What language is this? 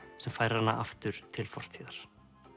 Icelandic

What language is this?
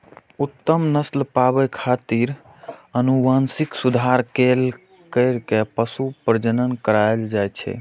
Maithili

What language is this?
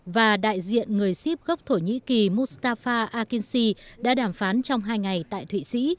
Vietnamese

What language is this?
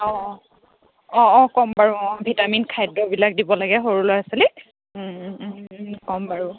Assamese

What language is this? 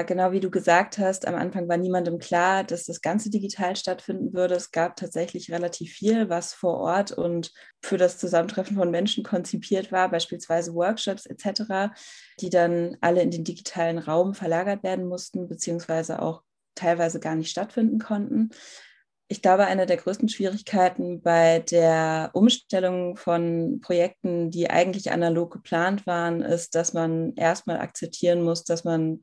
German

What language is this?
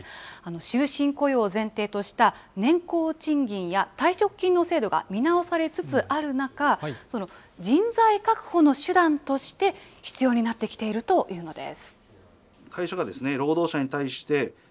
Japanese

